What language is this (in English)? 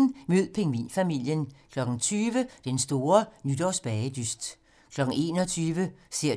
Danish